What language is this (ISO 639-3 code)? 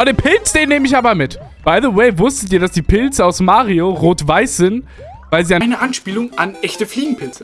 deu